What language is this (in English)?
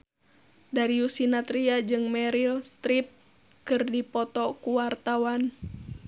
Sundanese